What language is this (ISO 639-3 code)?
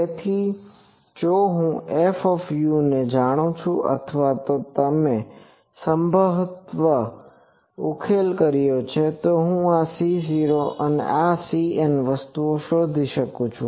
guj